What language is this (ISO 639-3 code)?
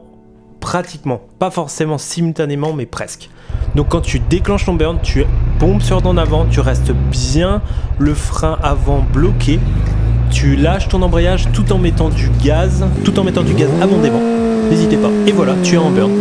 fra